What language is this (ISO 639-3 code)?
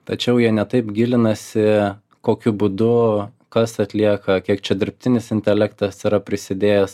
lit